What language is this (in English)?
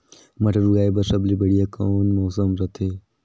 Chhattisgarhi